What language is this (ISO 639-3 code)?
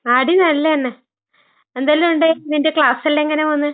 mal